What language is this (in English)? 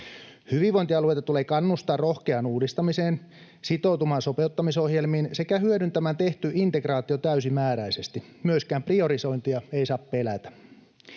Finnish